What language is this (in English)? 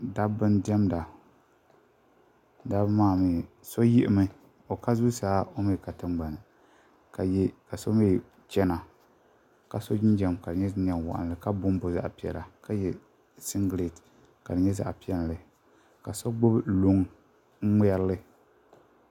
Dagbani